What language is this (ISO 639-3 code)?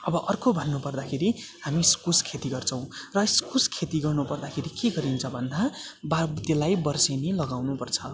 nep